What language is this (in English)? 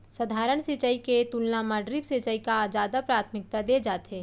Chhattisgarhi